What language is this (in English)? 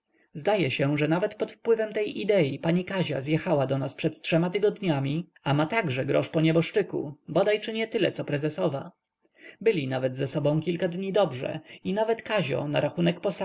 Polish